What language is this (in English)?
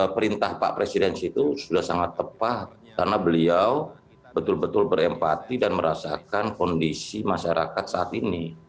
Indonesian